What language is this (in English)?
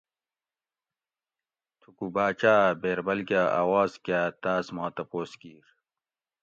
Gawri